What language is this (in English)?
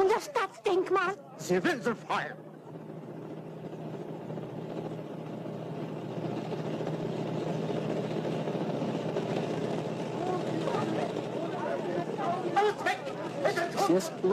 Russian